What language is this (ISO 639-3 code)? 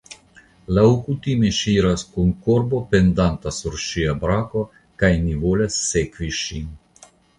epo